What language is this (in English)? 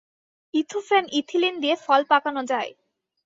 Bangla